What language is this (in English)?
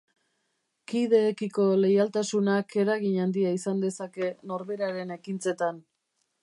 Basque